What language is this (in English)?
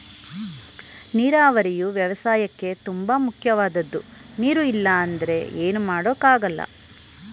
Kannada